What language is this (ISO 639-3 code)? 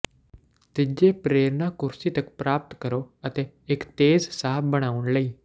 pan